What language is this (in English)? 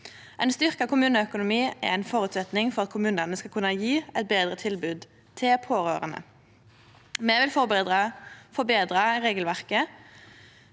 Norwegian